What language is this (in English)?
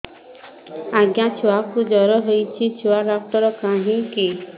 Odia